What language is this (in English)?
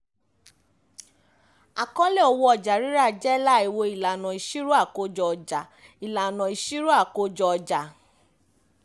Yoruba